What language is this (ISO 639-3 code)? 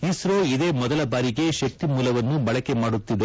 kan